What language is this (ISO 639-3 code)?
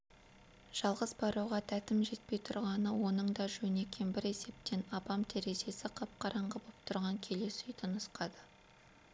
kaz